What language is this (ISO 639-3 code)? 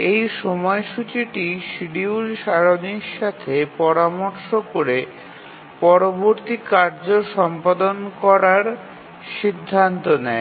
ben